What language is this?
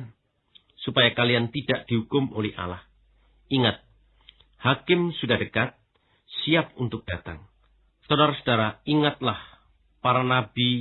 Indonesian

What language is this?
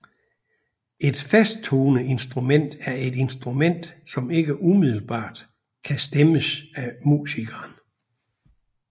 Danish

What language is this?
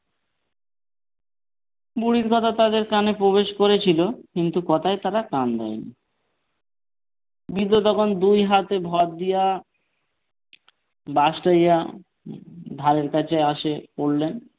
Bangla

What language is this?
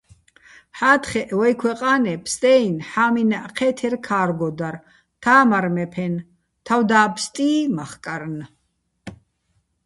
Bats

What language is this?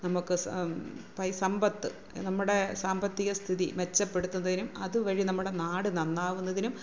Malayalam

